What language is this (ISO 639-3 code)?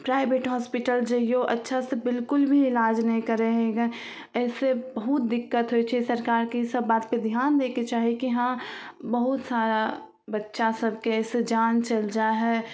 mai